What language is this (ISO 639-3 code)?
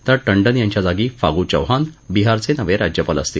mar